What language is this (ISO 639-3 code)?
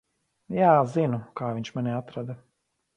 lav